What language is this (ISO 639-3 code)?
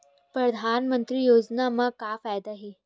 hne